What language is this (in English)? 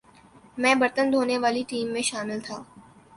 Urdu